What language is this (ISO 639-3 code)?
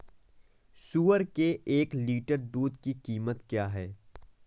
hin